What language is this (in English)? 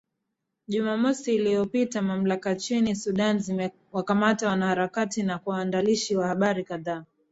Swahili